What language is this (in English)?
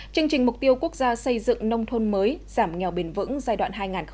Vietnamese